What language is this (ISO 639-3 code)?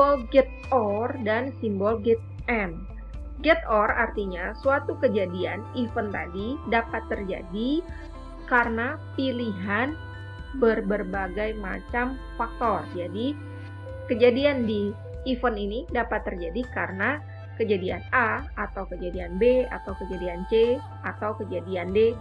ind